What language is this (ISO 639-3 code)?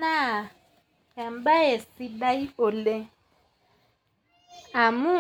mas